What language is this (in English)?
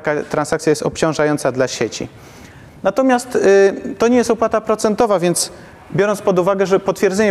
Polish